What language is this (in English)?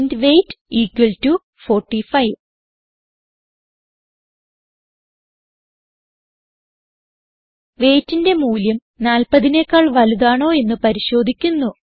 Malayalam